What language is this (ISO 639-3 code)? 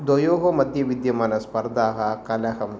san